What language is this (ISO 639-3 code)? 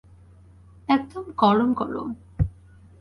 ben